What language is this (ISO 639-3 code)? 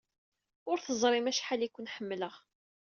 kab